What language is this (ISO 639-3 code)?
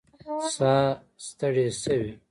pus